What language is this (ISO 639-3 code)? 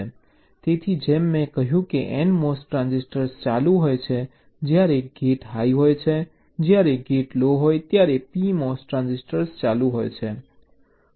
guj